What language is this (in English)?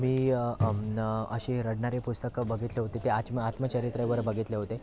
Marathi